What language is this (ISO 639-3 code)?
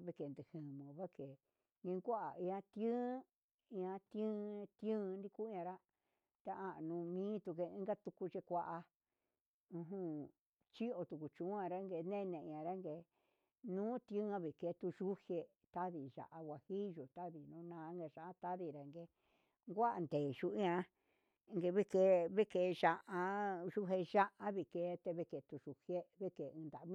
mxs